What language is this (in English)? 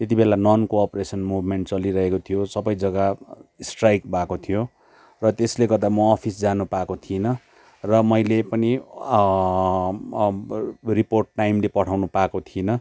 Nepali